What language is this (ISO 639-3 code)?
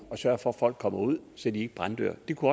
dan